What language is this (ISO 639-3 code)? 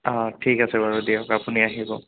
asm